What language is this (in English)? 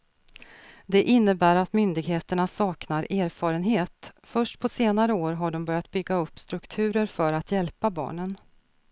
Swedish